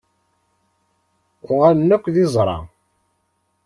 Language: Kabyle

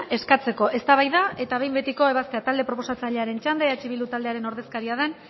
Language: Basque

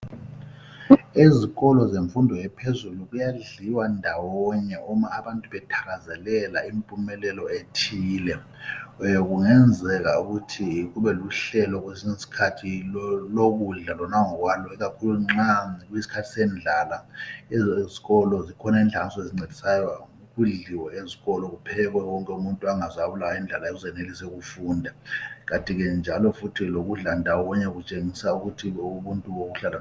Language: North Ndebele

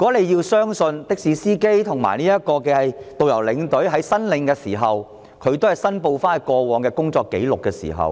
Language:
Cantonese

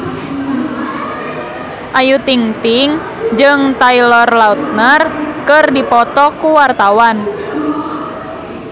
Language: Sundanese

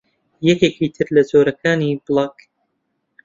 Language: Central Kurdish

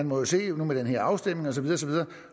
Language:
Danish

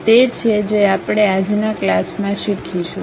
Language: Gujarati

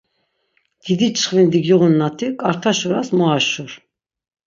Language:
Laz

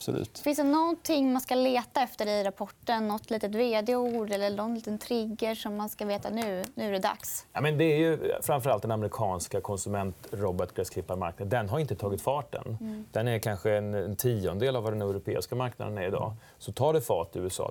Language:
Swedish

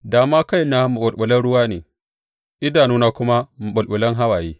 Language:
Hausa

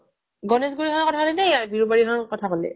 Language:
Assamese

